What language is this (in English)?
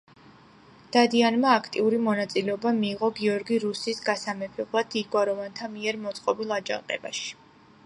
Georgian